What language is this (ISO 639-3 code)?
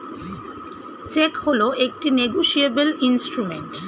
ben